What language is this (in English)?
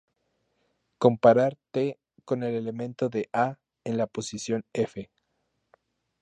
Spanish